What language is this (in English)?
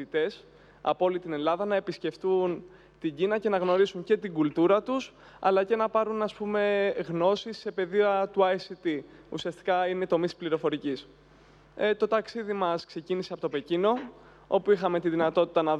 Greek